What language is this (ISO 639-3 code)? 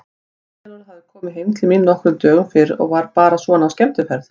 isl